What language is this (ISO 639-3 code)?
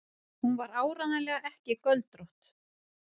isl